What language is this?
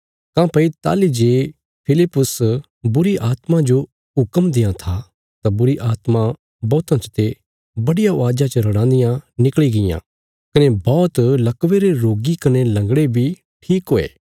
Bilaspuri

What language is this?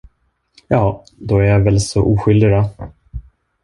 Swedish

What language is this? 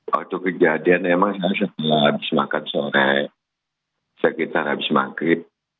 Indonesian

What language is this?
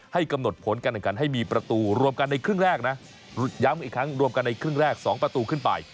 Thai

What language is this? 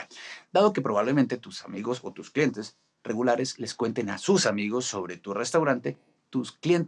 Spanish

